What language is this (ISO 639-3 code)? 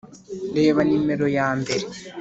kin